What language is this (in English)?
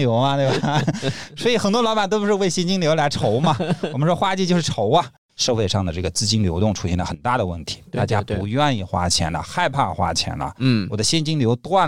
Chinese